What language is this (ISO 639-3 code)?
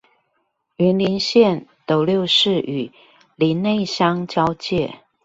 zho